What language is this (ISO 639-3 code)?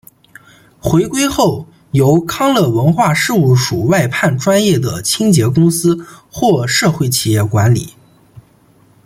zho